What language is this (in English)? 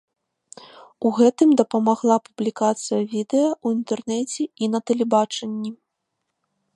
Belarusian